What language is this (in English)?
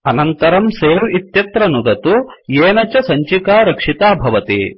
Sanskrit